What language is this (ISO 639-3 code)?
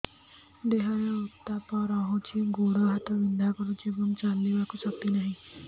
ori